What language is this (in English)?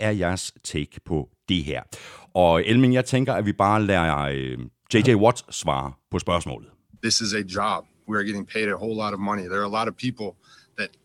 Danish